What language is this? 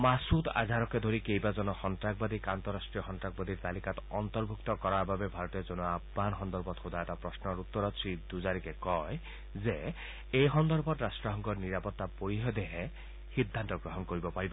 Assamese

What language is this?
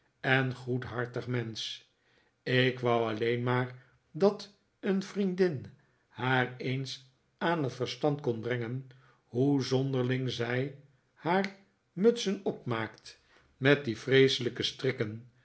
Dutch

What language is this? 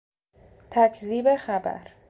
Persian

